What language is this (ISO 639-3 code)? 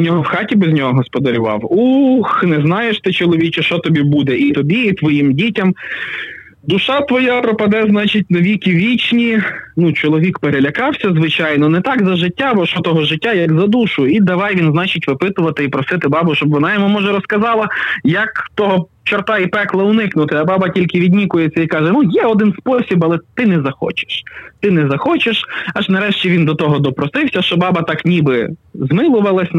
ukr